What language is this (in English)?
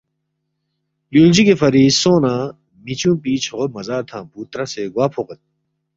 Balti